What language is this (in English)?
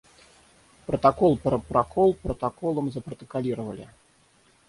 Russian